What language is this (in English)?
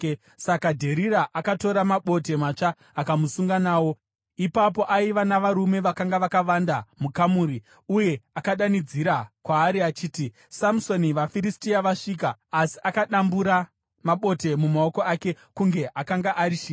Shona